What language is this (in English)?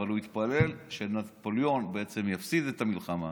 Hebrew